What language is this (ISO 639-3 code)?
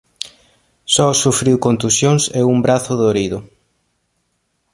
glg